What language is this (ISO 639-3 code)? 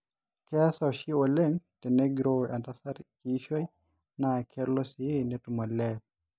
mas